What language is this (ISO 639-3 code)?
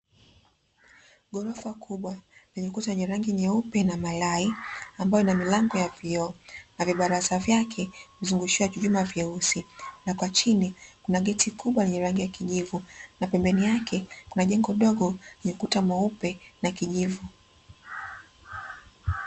swa